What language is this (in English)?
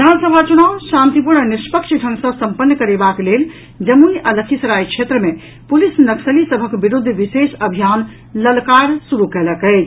Maithili